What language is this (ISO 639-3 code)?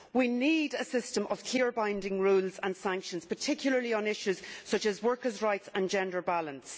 eng